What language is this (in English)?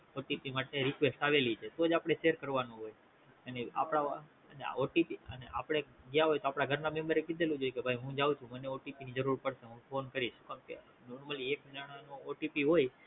Gujarati